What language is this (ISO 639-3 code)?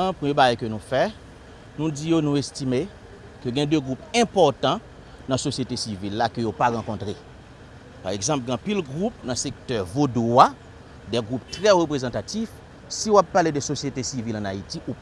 fra